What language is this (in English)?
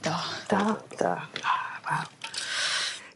Welsh